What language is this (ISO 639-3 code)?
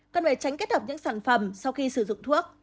vie